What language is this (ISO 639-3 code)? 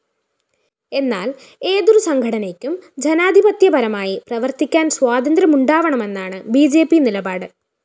mal